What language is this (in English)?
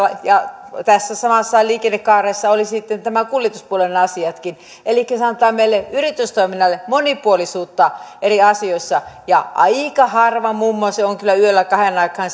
Finnish